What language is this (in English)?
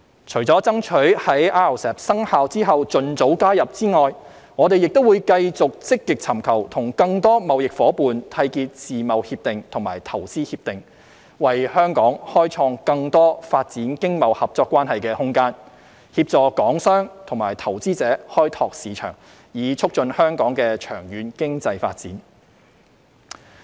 Cantonese